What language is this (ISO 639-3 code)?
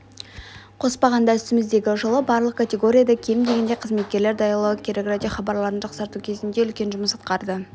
kaz